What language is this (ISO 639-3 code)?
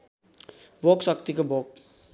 nep